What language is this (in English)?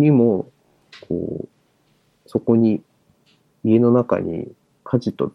Japanese